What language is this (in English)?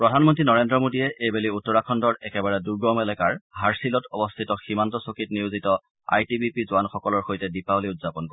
Assamese